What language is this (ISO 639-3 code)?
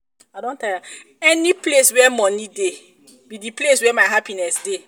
pcm